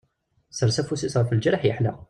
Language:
Kabyle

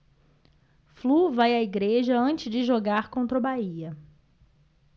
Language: Portuguese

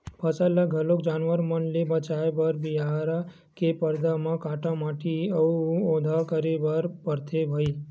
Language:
Chhattisgarhi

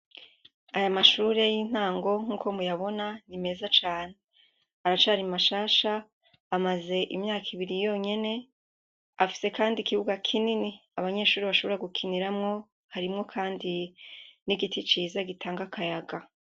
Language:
Rundi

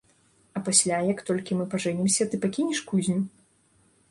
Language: Belarusian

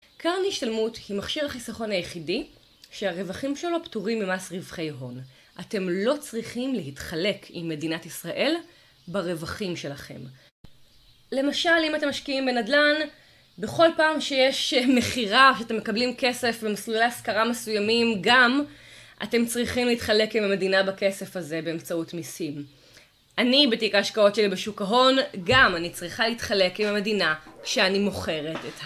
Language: Hebrew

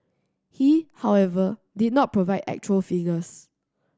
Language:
English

